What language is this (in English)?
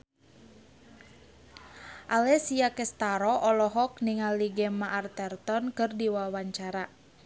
Sundanese